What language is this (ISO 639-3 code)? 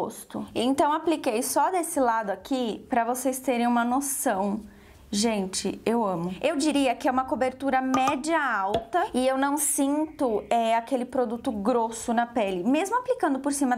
por